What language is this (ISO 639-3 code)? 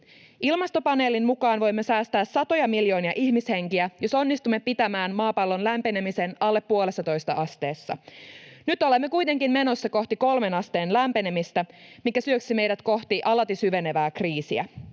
fin